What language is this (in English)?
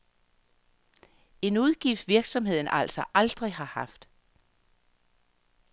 Danish